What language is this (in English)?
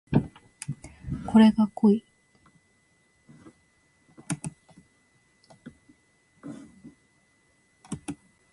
Japanese